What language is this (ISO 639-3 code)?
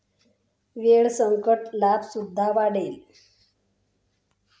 mar